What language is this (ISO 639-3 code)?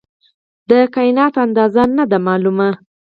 pus